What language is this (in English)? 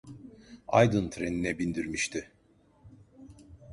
Turkish